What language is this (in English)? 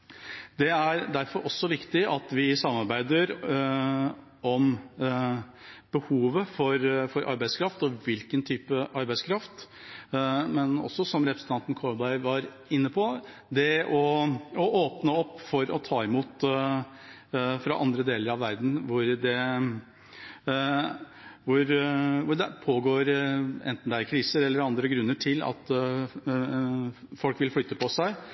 Norwegian Bokmål